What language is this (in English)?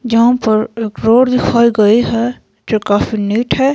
Hindi